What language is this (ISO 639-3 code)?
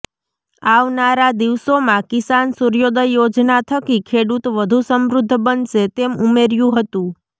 guj